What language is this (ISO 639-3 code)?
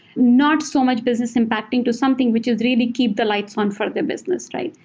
eng